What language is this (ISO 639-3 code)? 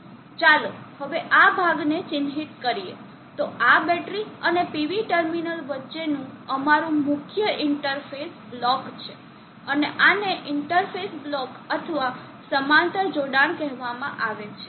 guj